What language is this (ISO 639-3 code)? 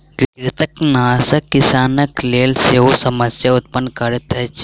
mai